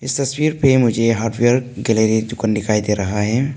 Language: Hindi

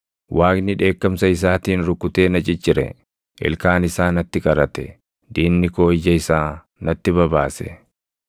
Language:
Oromo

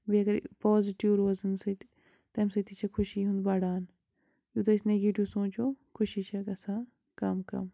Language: Kashmiri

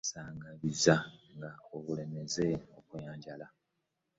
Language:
Ganda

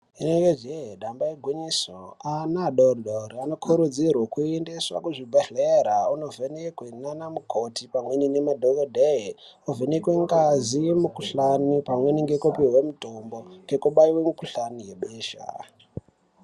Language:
Ndau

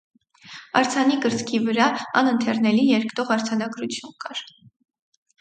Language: Armenian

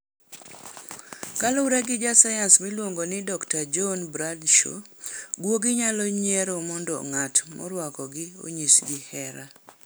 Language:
Luo (Kenya and Tanzania)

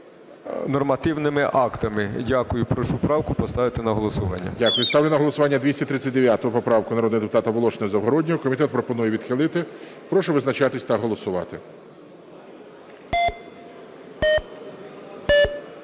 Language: Ukrainian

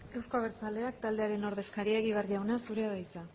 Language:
Basque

